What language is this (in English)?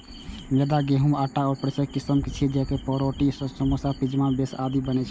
Maithili